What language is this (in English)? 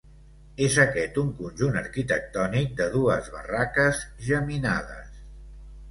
Catalan